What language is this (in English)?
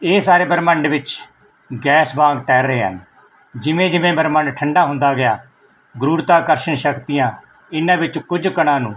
Punjabi